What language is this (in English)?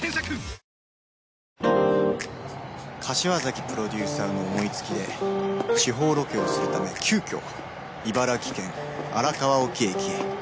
Japanese